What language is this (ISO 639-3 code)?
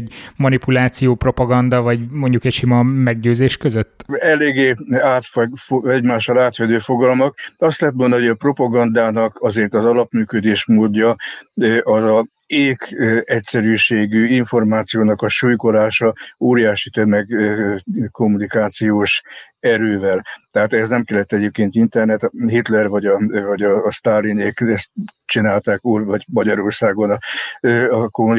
hun